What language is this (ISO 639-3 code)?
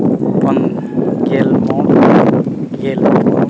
sat